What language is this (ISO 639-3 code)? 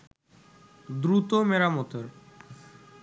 ben